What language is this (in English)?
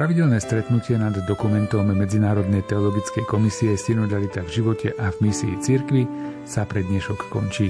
Slovak